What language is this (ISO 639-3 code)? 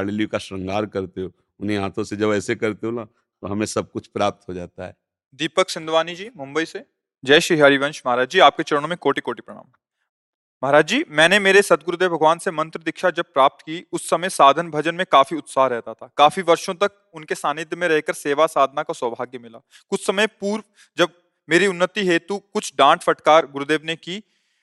hin